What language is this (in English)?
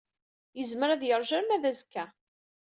Kabyle